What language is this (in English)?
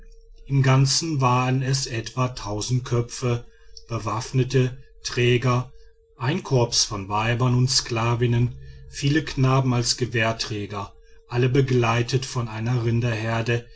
German